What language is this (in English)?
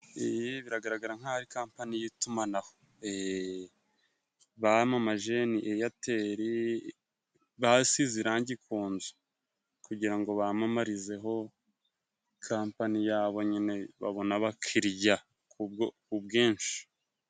Kinyarwanda